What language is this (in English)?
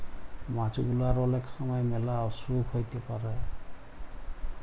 Bangla